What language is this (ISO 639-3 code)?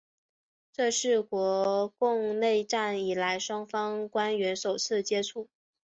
zho